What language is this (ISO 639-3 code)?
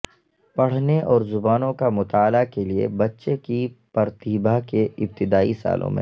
urd